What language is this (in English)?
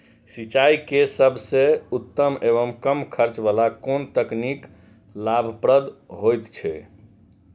Maithili